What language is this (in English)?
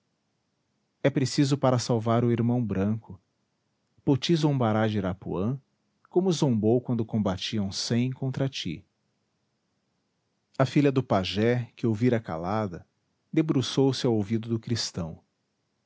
Portuguese